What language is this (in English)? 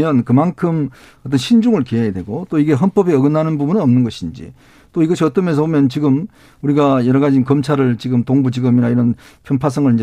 Korean